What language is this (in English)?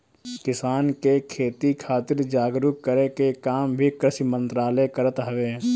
Bhojpuri